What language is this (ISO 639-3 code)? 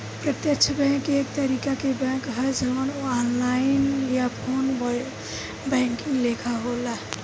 bho